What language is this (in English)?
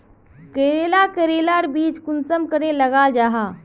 Magahi